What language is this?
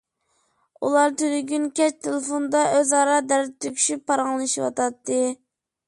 Uyghur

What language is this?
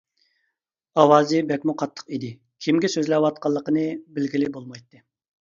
Uyghur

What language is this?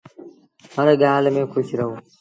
Sindhi Bhil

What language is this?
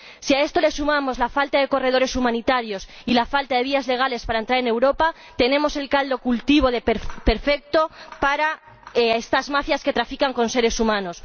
Spanish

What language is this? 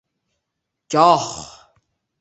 Uzbek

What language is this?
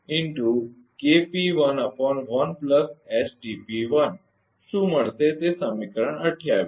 Gujarati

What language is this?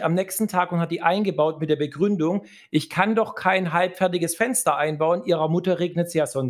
German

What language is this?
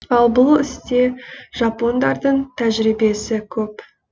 Kazakh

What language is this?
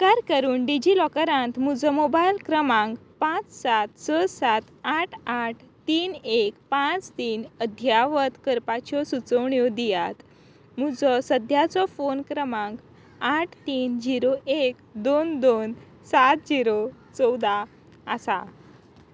Konkani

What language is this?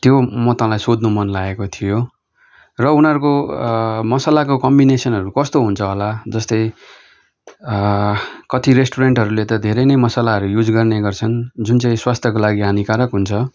Nepali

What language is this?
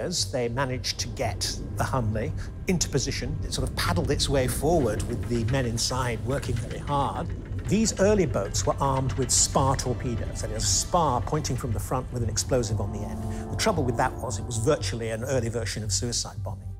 English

